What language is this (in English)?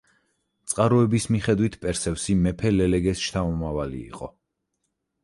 Georgian